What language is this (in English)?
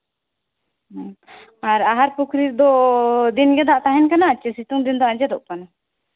Santali